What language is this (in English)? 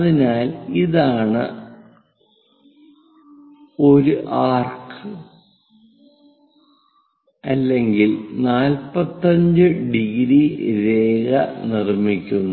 Malayalam